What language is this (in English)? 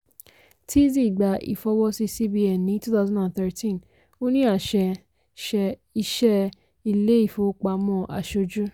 Yoruba